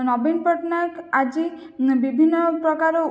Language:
Odia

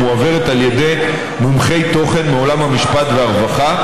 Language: Hebrew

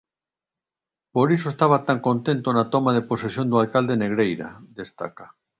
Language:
Galician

